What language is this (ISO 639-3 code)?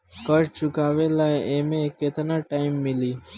bho